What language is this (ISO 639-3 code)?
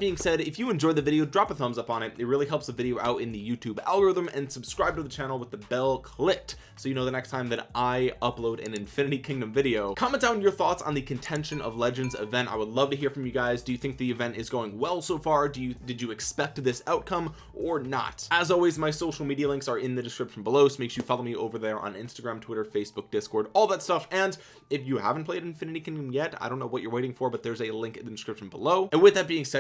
eng